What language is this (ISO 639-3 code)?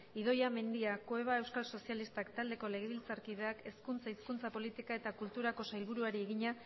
eus